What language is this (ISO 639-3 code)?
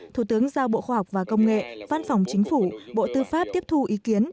vie